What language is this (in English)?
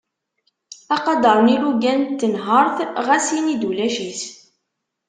Kabyle